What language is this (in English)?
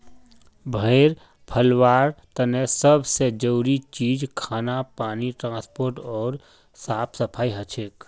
Magahi